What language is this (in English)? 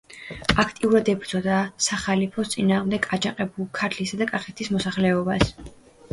Georgian